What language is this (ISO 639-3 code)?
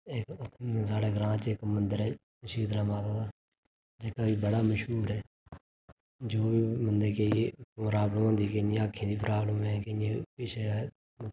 doi